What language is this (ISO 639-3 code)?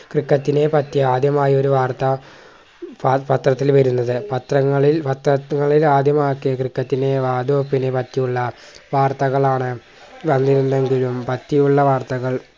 mal